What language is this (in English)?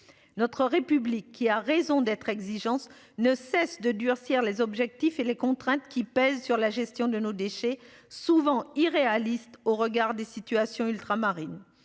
French